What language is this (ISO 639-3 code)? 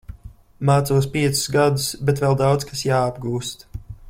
lav